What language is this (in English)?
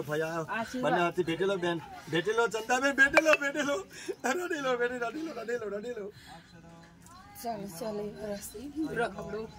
Gujarati